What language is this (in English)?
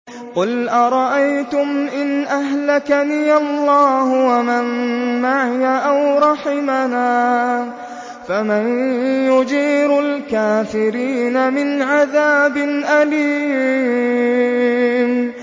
Arabic